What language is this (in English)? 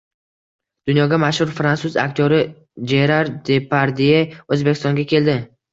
Uzbek